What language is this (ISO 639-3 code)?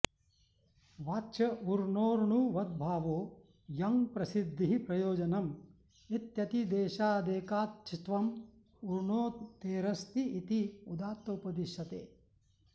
san